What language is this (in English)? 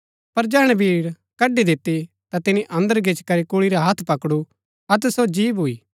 Gaddi